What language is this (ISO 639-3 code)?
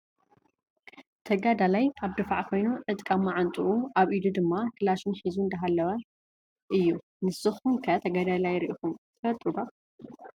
tir